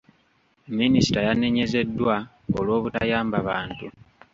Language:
Ganda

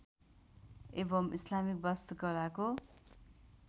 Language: Nepali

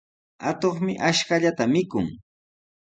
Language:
Sihuas Ancash Quechua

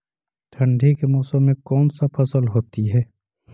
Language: Magahi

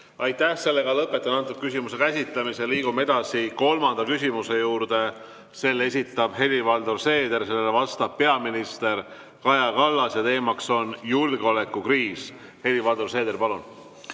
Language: Estonian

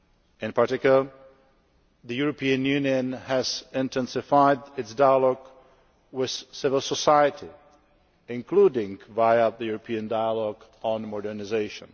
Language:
English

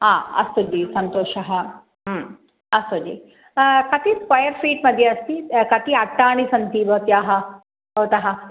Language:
Sanskrit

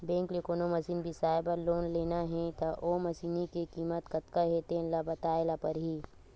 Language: Chhattisgarhi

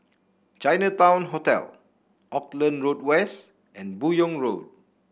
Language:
English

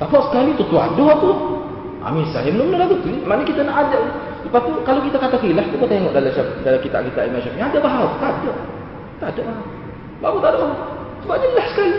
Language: Malay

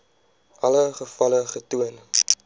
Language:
Afrikaans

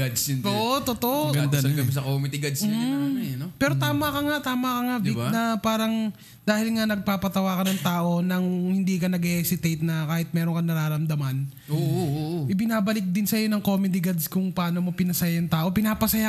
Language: Filipino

